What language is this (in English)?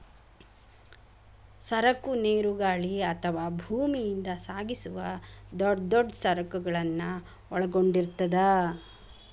Kannada